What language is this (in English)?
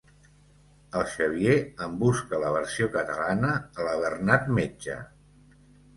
Catalan